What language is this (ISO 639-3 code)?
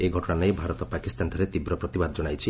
ori